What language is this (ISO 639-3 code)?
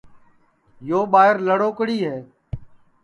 ssi